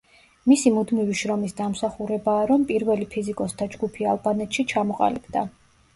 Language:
Georgian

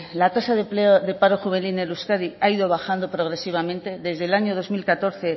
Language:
Spanish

